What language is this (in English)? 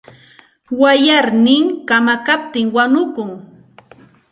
Santa Ana de Tusi Pasco Quechua